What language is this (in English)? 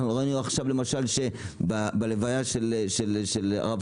Hebrew